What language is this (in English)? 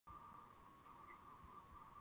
Swahili